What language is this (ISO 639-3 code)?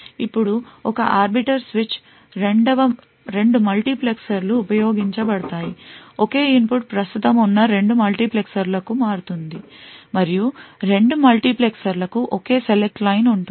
tel